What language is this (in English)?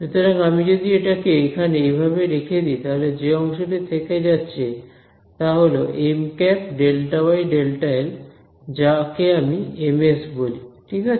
Bangla